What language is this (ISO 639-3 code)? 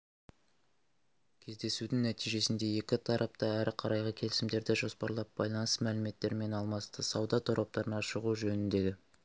kaz